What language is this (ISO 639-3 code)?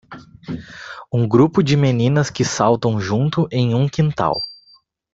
por